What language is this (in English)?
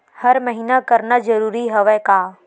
Chhattisgarhi